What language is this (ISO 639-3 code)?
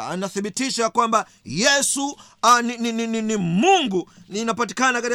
swa